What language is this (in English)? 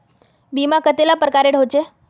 Magahi